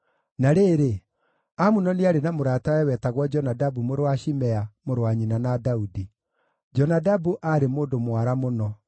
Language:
Kikuyu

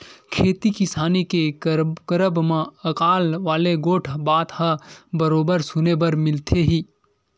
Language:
Chhattisgarhi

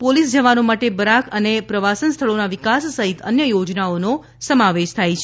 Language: Gujarati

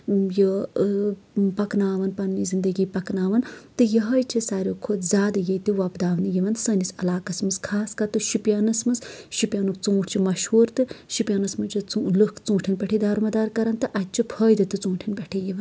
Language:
Kashmiri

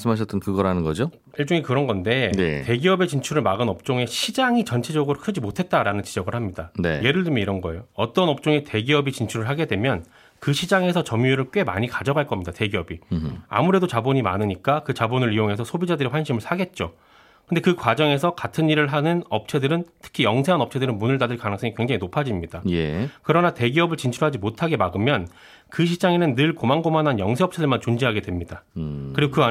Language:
Korean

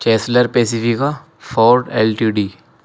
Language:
Urdu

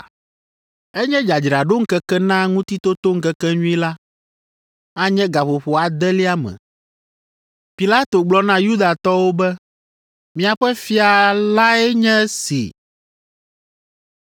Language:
Ewe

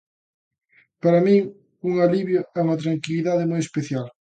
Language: Galician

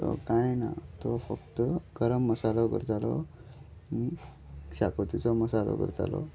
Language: Konkani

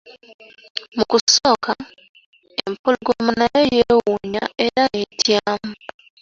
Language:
Ganda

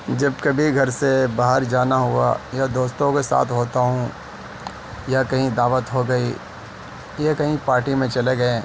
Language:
Urdu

